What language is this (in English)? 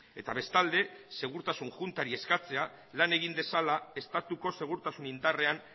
Basque